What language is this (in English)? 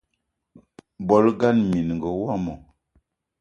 Eton (Cameroon)